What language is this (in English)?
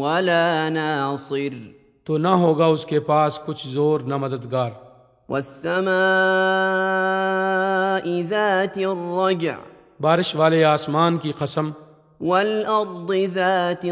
Urdu